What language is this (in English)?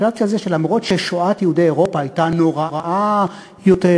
Hebrew